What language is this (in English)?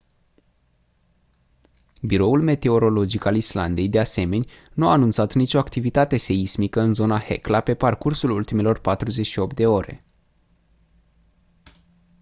Romanian